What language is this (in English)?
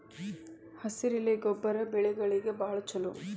Kannada